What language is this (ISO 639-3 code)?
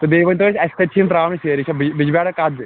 kas